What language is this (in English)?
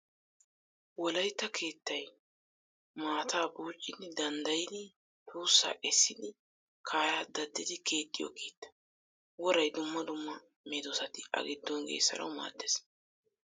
Wolaytta